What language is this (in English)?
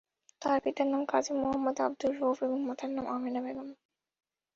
Bangla